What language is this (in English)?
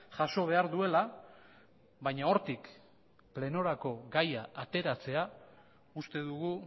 Basque